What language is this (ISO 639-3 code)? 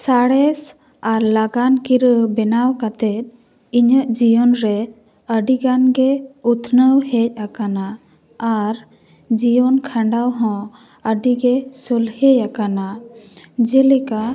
sat